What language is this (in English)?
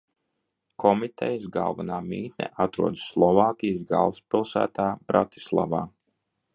Latvian